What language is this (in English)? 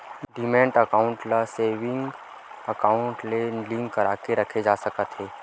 Chhattisgarhi